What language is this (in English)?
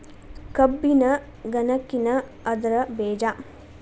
Kannada